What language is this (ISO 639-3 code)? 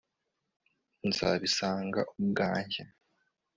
kin